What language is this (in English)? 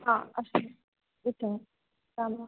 Sanskrit